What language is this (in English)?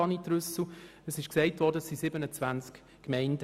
Swiss German